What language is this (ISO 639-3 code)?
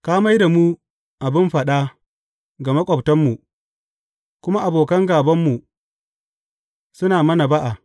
hau